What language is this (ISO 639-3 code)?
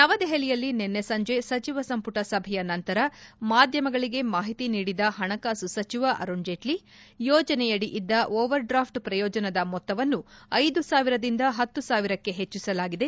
kan